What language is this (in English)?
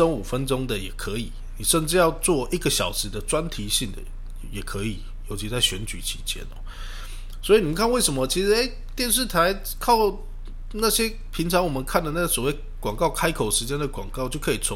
Chinese